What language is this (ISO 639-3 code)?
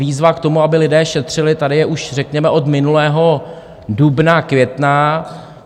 ces